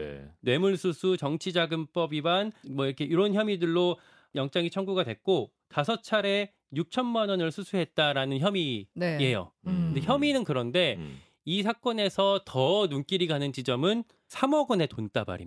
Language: Korean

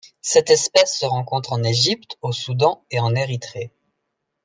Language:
French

